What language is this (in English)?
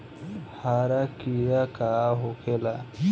Bhojpuri